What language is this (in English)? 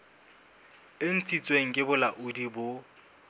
Southern Sotho